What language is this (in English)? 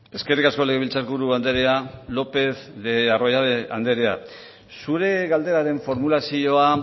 Basque